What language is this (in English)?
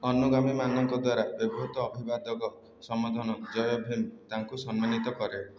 Odia